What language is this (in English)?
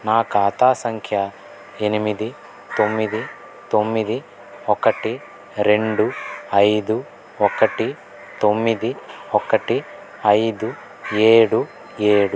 Telugu